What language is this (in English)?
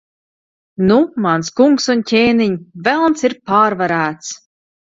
Latvian